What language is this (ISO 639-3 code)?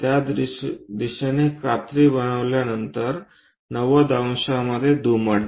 mar